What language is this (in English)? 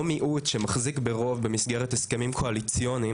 Hebrew